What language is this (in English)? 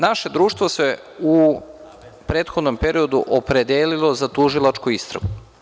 Serbian